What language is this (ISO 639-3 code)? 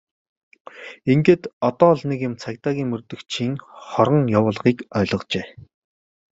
mon